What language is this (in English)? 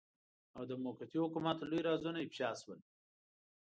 Pashto